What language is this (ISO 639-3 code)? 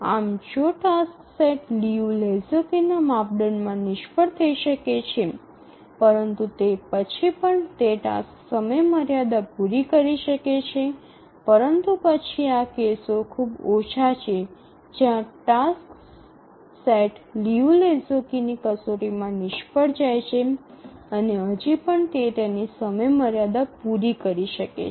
guj